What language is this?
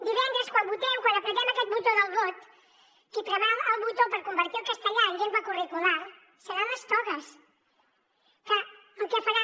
Catalan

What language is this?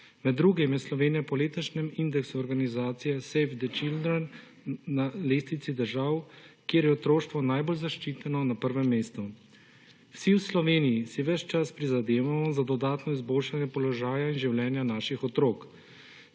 Slovenian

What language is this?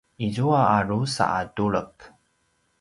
Paiwan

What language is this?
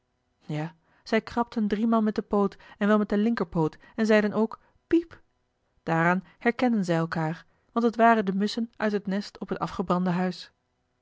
Dutch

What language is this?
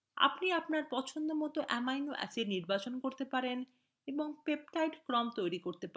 Bangla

